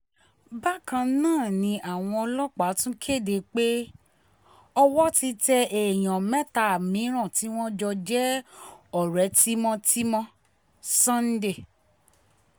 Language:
Yoruba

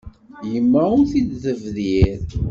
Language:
Kabyle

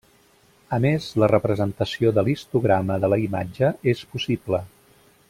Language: Catalan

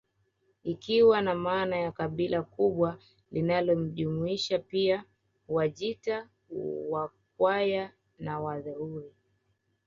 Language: Swahili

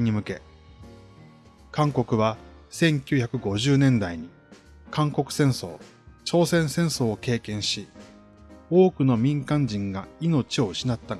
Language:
Japanese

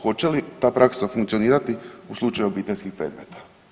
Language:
Croatian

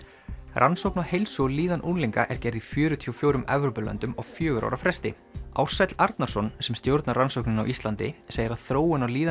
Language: Icelandic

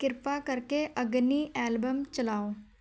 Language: Punjabi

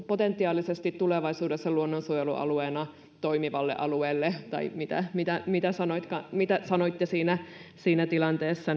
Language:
Finnish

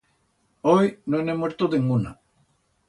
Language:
Aragonese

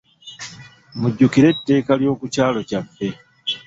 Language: Ganda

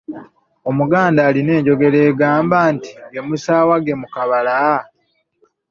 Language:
Ganda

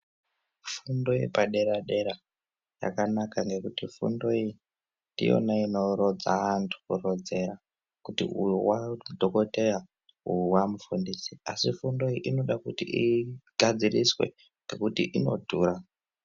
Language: Ndau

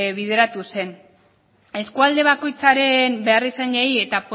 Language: Basque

